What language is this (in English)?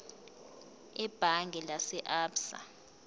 Zulu